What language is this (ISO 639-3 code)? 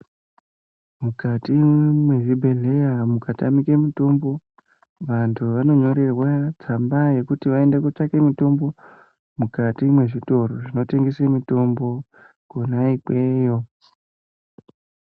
ndc